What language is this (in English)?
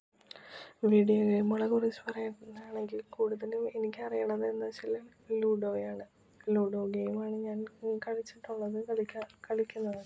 Malayalam